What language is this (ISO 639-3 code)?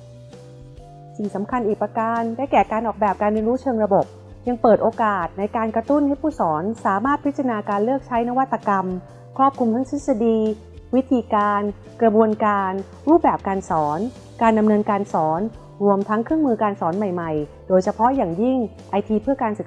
tha